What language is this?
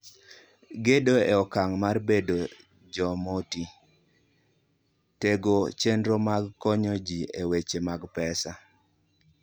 Luo (Kenya and Tanzania)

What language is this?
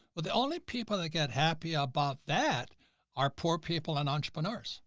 English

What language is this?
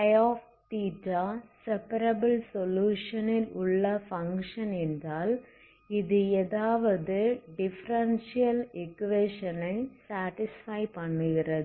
Tamil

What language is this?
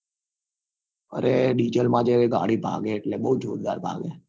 Gujarati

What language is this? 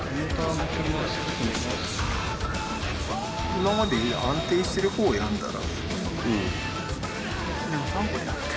Japanese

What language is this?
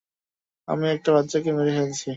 Bangla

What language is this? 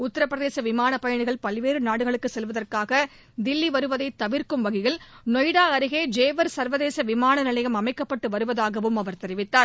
Tamil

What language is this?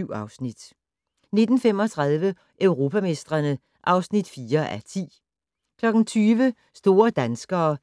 Danish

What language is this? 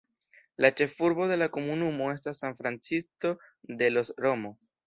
Esperanto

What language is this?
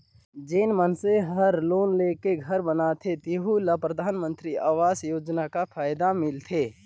Chhattisgarhi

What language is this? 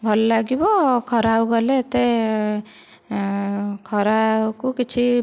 Odia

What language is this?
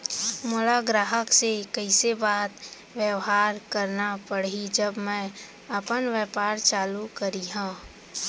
Chhattisgarhi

